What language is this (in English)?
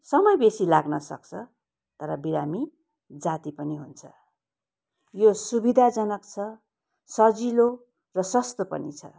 Nepali